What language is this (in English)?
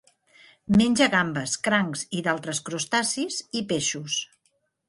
Catalan